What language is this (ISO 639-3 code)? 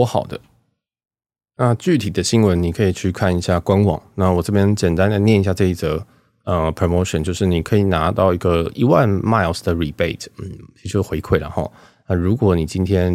zho